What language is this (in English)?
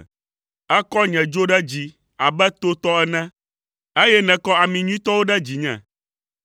Ewe